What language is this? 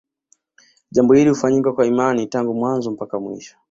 Swahili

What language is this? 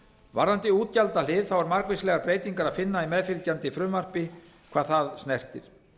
Icelandic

